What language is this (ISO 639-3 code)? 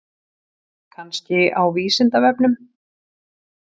isl